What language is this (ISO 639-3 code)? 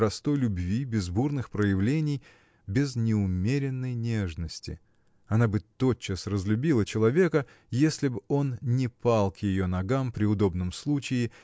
rus